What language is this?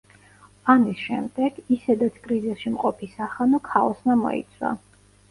Georgian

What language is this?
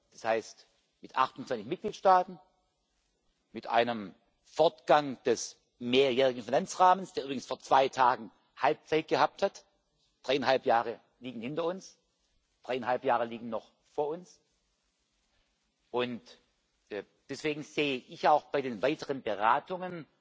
German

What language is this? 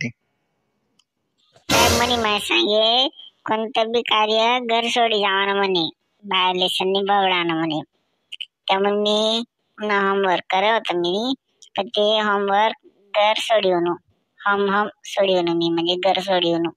Thai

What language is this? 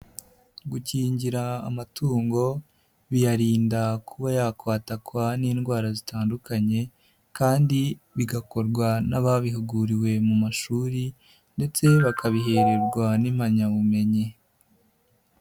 Kinyarwanda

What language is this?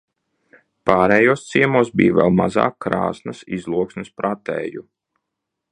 Latvian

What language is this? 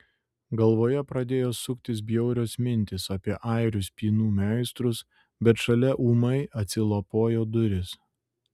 Lithuanian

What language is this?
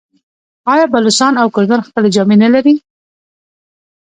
Pashto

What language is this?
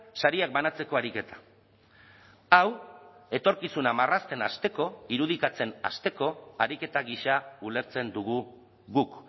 Basque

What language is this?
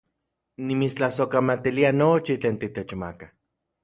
Central Puebla Nahuatl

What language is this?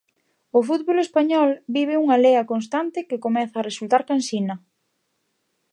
Galician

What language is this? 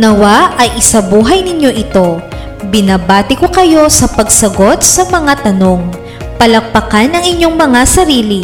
Filipino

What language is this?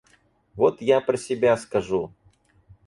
Russian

